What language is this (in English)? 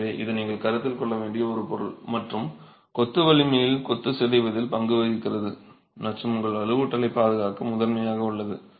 Tamil